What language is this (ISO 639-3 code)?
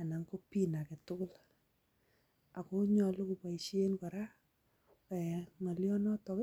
kln